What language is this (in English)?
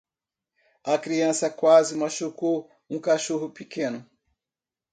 Portuguese